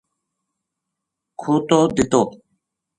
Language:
Gujari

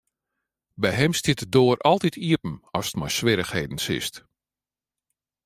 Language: Western Frisian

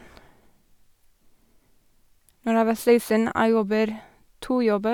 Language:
Norwegian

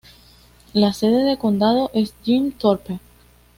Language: Spanish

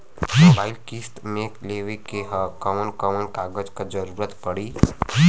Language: Bhojpuri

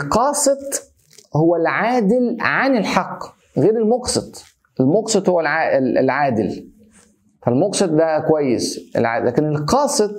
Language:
Arabic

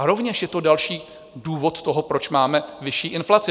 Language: Czech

